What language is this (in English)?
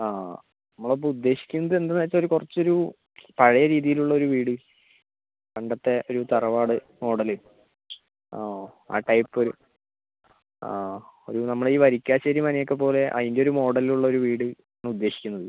Malayalam